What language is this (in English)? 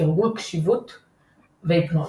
Hebrew